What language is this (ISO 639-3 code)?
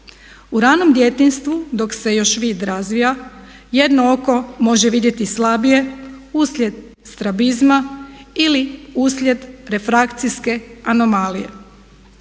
hrv